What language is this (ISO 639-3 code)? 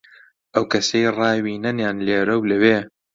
ckb